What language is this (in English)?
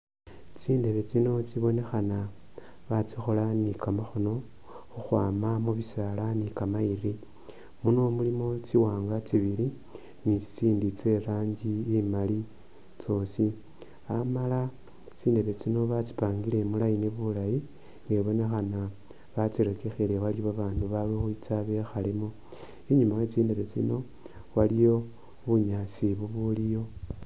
Masaaba